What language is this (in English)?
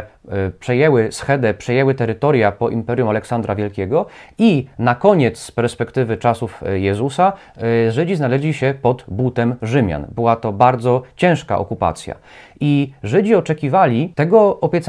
Polish